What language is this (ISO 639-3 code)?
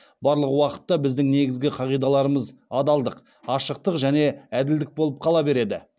kaz